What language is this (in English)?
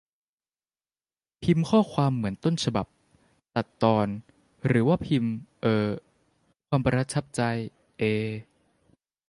Thai